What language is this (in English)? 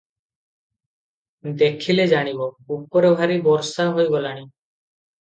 Odia